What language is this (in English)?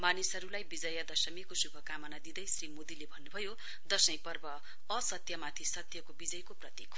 Nepali